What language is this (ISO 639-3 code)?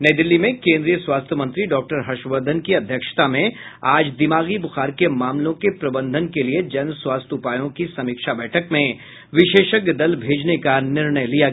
hin